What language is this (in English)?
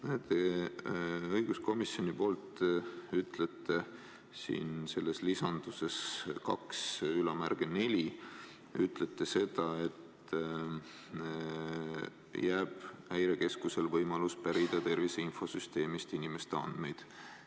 Estonian